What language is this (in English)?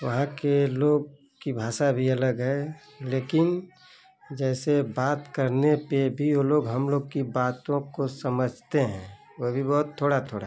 Hindi